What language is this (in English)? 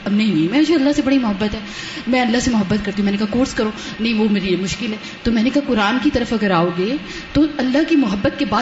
Urdu